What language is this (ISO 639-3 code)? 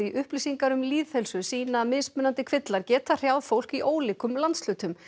isl